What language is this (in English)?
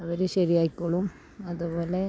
Malayalam